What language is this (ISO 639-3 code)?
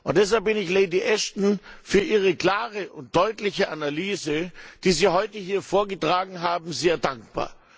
deu